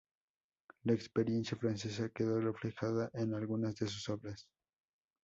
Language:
Spanish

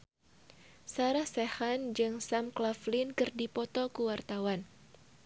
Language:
Sundanese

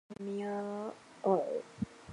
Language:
Chinese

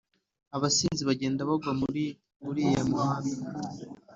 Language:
Kinyarwanda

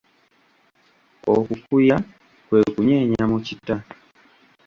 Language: Ganda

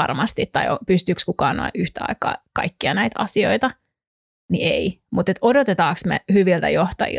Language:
Finnish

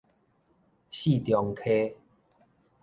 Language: Min Nan Chinese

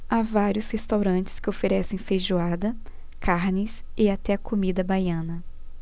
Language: Portuguese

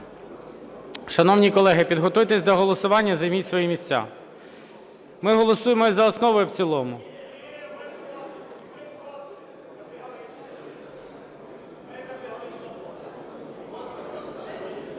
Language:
Ukrainian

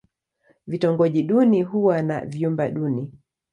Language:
Swahili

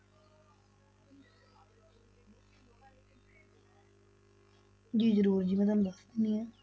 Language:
Punjabi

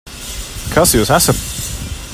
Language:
Latvian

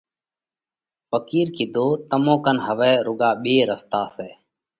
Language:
Parkari Koli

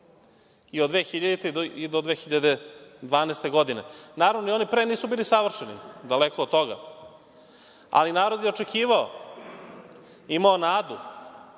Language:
Serbian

